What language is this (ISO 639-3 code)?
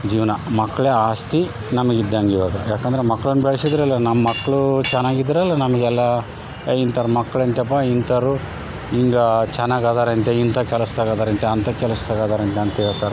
kan